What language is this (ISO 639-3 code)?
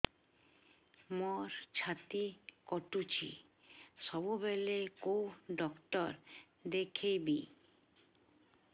ori